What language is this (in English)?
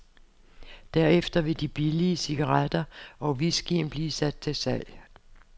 Danish